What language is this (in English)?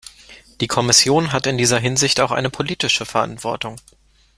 German